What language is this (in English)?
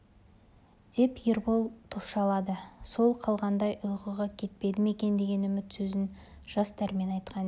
Kazakh